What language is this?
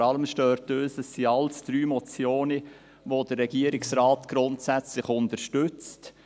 Swiss German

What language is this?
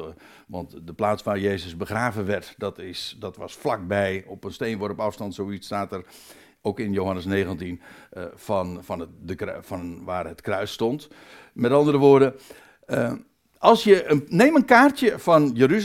Dutch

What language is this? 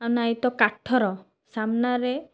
Odia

